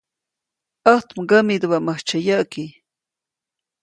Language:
Copainalá Zoque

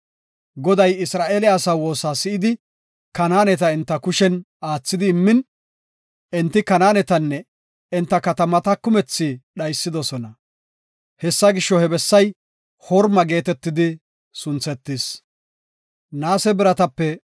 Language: Gofa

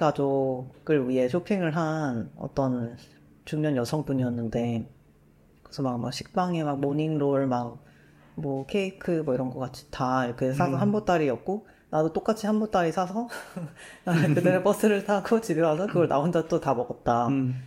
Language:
Korean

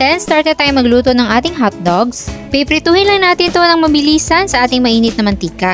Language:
Filipino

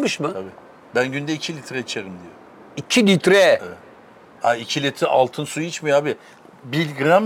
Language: Turkish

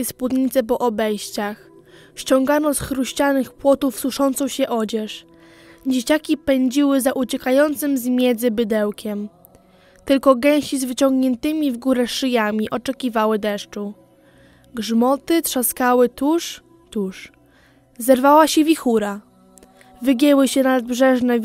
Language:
Polish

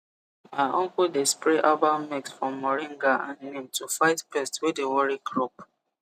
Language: Nigerian Pidgin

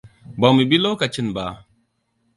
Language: Hausa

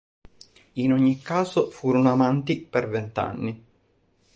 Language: Italian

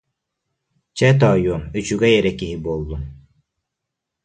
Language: Yakut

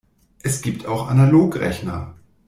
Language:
German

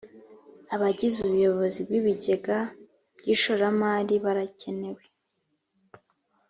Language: Kinyarwanda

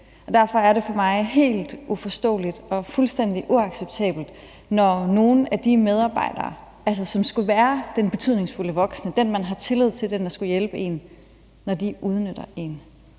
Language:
Danish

